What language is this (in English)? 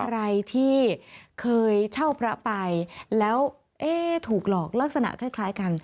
Thai